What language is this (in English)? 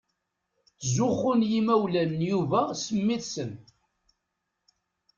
Kabyle